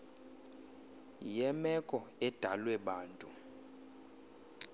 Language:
Xhosa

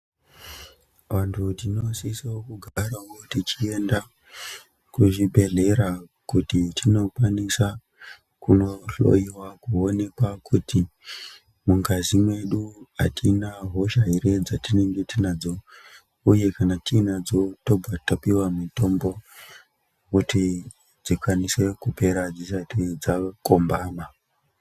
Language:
Ndau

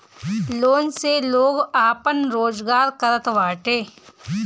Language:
Bhojpuri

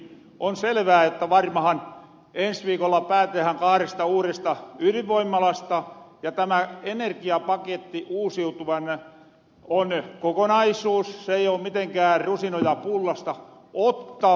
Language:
Finnish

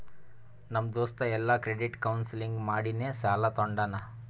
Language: Kannada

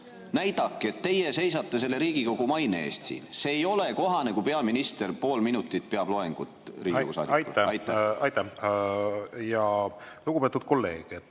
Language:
Estonian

